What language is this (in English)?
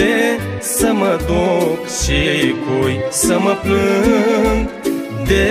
Romanian